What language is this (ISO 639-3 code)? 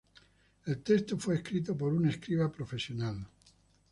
spa